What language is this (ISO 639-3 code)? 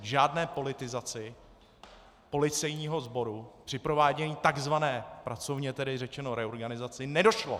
ces